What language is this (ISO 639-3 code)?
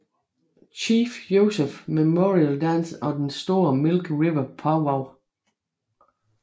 dan